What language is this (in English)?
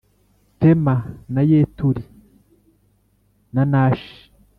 Kinyarwanda